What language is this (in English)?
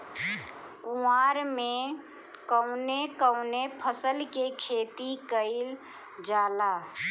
Bhojpuri